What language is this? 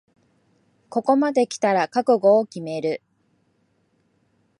Japanese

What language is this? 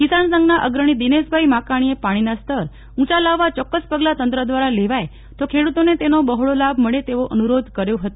Gujarati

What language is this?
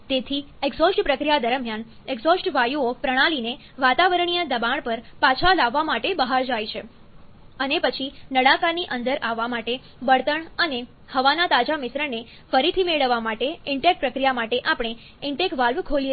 Gujarati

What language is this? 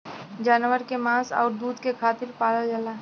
Bhojpuri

